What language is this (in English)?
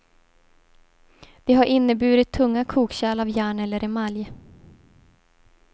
Swedish